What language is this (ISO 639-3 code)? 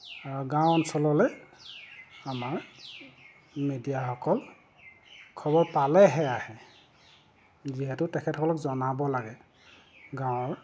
asm